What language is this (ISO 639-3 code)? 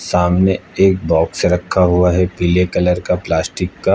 hin